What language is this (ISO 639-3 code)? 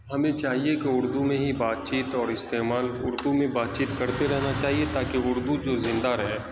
urd